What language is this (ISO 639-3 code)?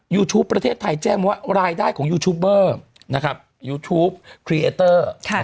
tha